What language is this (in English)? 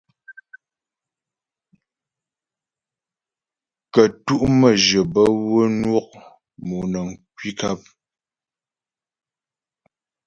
Ghomala